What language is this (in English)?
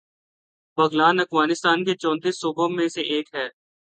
Urdu